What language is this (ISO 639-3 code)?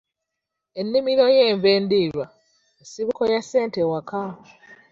lug